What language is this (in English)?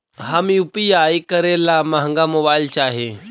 Magahi